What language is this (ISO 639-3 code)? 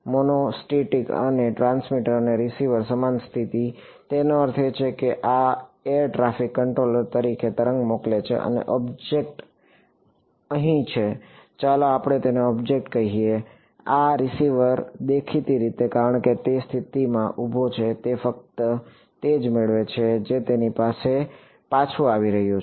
guj